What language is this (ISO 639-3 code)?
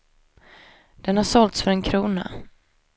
swe